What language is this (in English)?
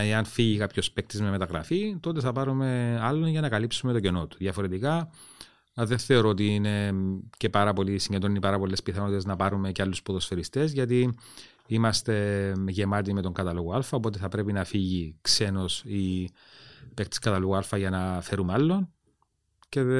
Greek